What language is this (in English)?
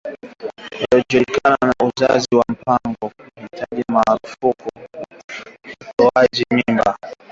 Swahili